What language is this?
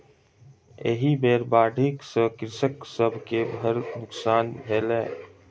Maithili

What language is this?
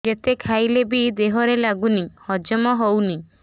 Odia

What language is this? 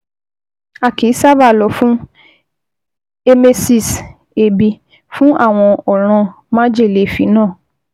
Yoruba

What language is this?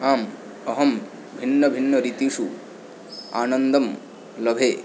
Sanskrit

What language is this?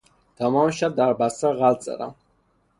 Persian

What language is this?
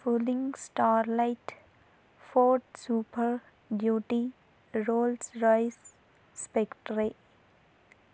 Telugu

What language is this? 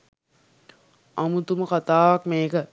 Sinhala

